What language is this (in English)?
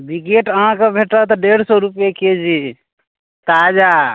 Maithili